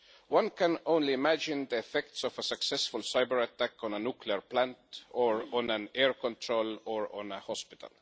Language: English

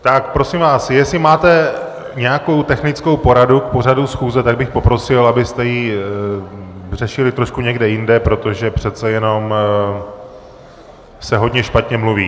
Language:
Czech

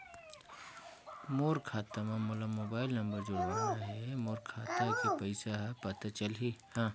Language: Chhattisgarhi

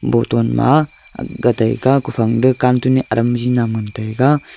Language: Wancho Naga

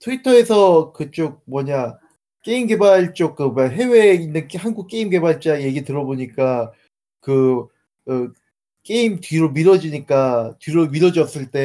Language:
Korean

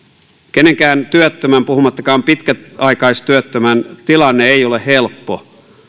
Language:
Finnish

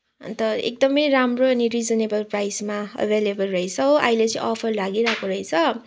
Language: Nepali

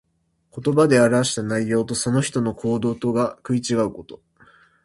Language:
Japanese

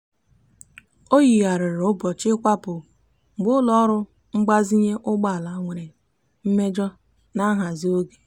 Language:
Igbo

